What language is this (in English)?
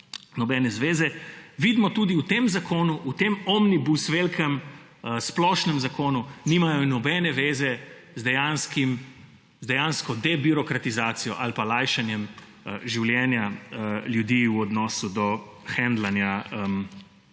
Slovenian